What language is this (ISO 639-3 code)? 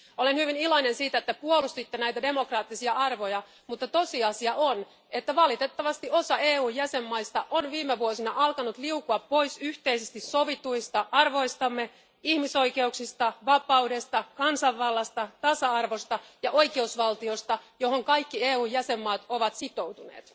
fin